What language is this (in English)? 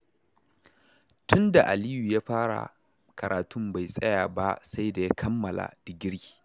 Hausa